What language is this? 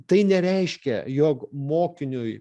Lithuanian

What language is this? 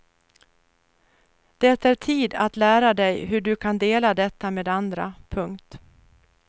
Swedish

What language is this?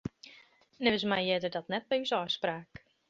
Western Frisian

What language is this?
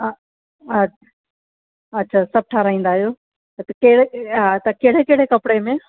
Sindhi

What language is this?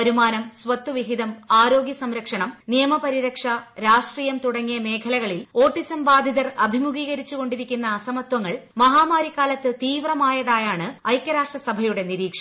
Malayalam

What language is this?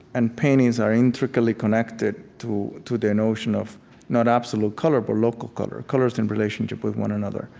English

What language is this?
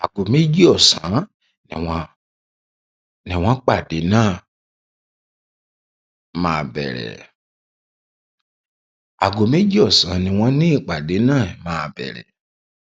Yoruba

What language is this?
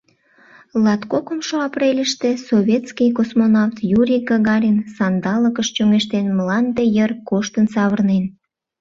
Mari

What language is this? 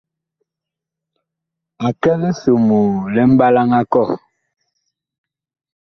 Bakoko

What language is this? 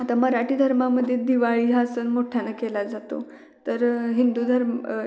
Marathi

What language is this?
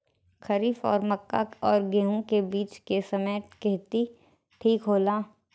Bhojpuri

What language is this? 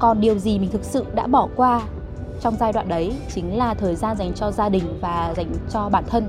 Vietnamese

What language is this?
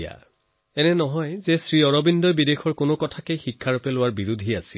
Assamese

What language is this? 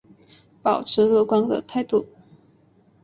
Chinese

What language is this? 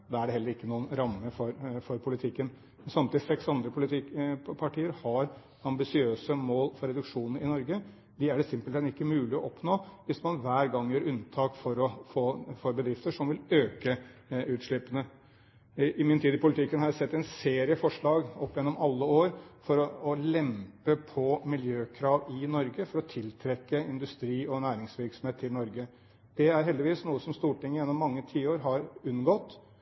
Norwegian Bokmål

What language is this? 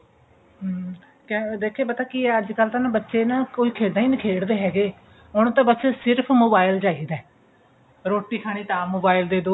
Punjabi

